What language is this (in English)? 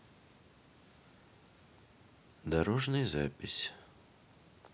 Russian